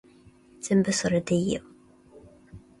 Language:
Japanese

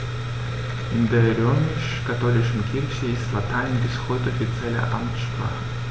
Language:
German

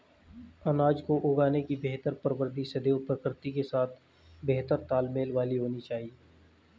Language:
Hindi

